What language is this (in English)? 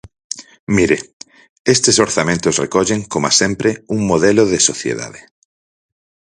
Galician